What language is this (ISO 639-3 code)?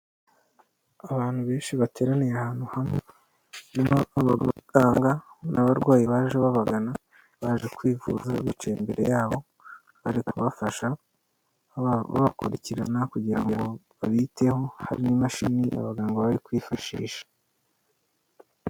kin